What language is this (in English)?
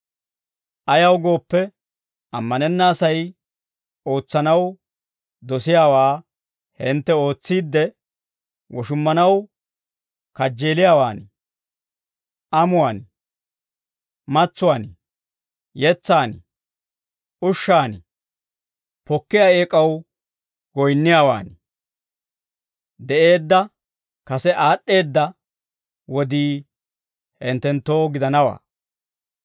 Dawro